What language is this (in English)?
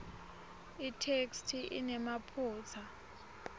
Swati